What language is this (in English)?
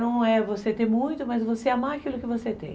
Portuguese